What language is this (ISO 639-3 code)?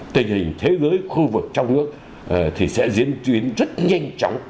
vie